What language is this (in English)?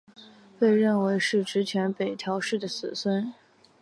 Chinese